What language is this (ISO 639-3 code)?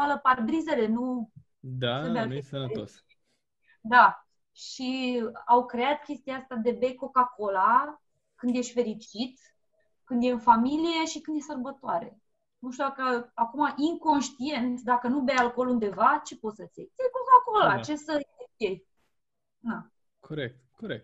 ron